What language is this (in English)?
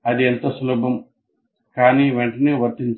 Telugu